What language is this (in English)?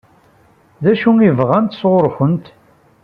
Kabyle